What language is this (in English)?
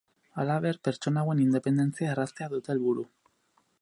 Basque